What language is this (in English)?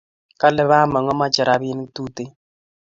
Kalenjin